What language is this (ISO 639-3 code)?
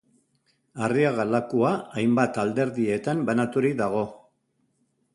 eus